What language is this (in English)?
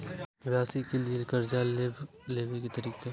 Maithili